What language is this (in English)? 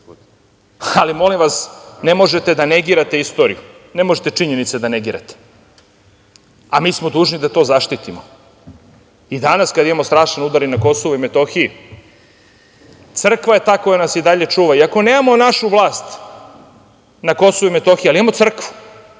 Serbian